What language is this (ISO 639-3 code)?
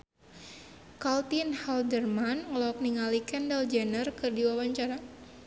sun